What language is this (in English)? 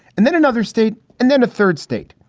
English